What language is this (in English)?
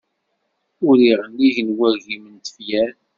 Kabyle